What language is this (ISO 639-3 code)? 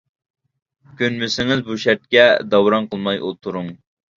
uig